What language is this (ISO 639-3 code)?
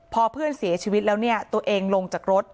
tha